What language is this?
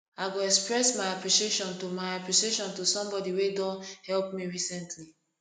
Nigerian Pidgin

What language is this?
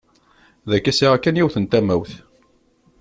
Kabyle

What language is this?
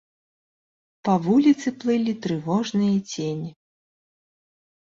Belarusian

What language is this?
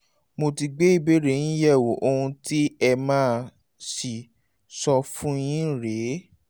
Yoruba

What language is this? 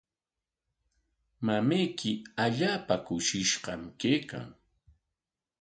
Corongo Ancash Quechua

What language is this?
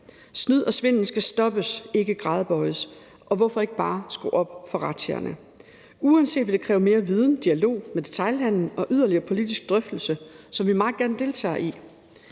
Danish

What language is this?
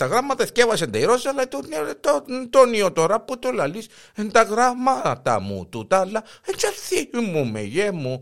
Greek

